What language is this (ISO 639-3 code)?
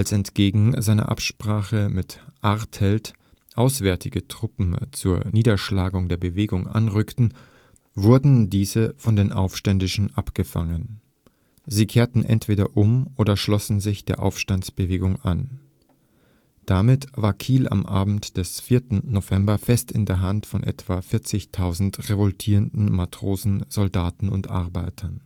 deu